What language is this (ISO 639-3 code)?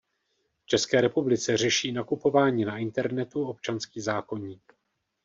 ces